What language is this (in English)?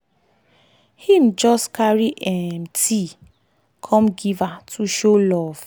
Nigerian Pidgin